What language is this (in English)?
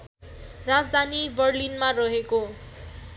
Nepali